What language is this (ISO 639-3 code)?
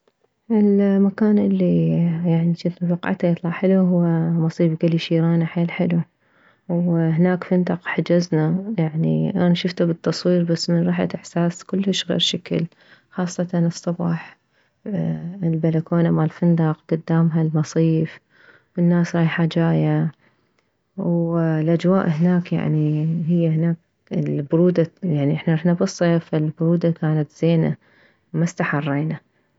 acm